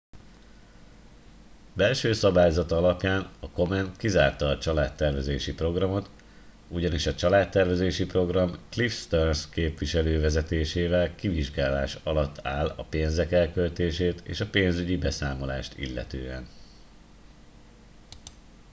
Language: Hungarian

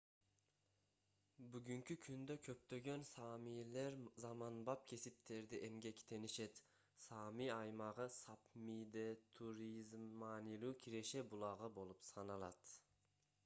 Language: Kyrgyz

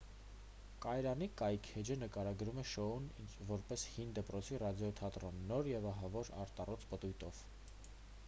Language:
Armenian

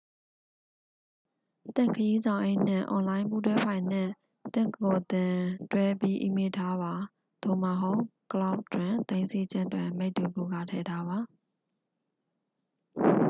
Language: Burmese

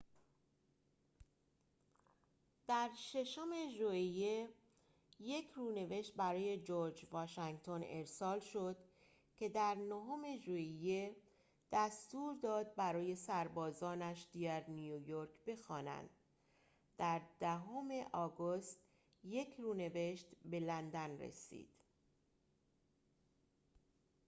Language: Persian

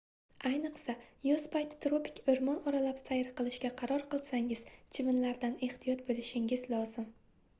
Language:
Uzbek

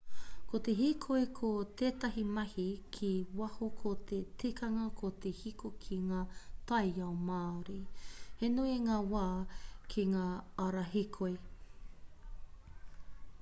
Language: Māori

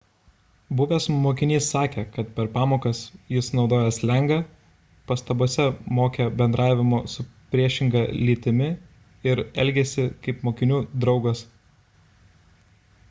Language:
Lithuanian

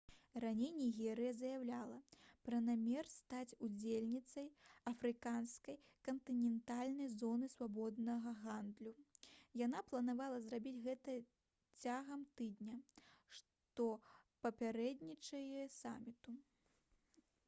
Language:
Belarusian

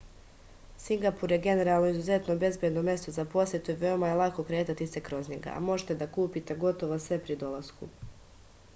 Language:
Serbian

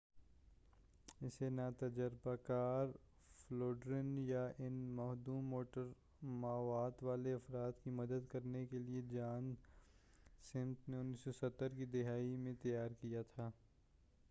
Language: Urdu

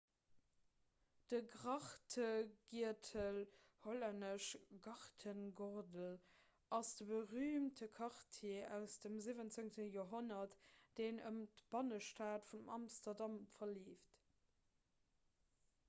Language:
Luxembourgish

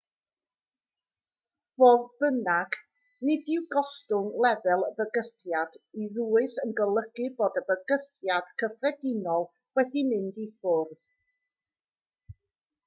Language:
Welsh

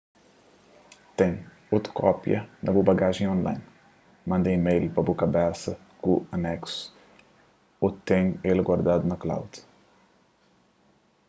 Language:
Kabuverdianu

